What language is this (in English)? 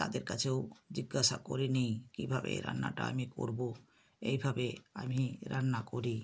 Bangla